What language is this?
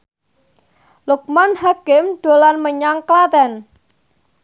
Javanese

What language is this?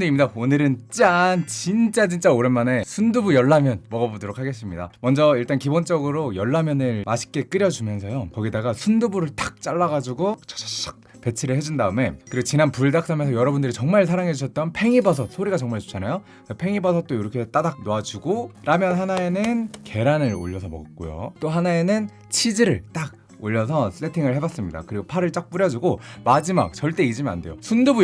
Korean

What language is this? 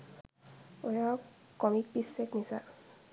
Sinhala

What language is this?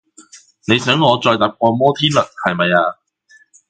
Cantonese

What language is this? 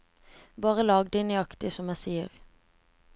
Norwegian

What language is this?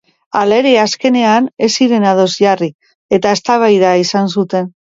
Basque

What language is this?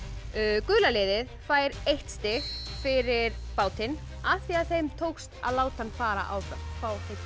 Icelandic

